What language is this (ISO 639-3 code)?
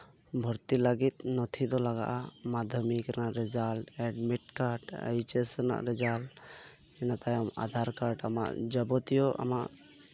sat